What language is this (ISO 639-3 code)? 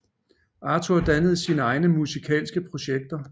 dan